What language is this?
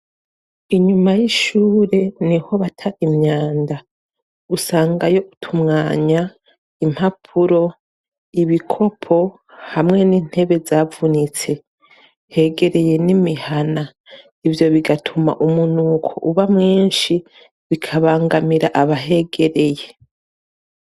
Rundi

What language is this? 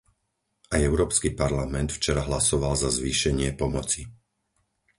Slovak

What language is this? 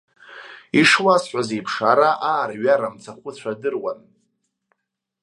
Abkhazian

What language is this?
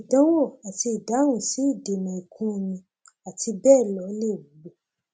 Yoruba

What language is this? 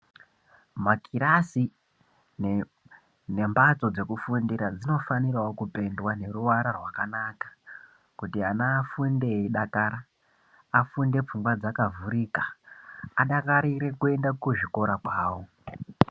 Ndau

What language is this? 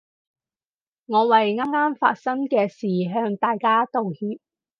Cantonese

